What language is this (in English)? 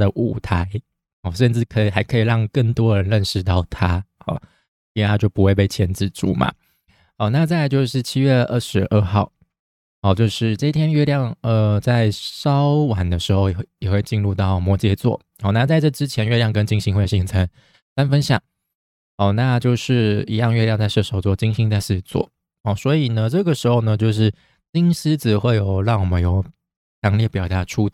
Chinese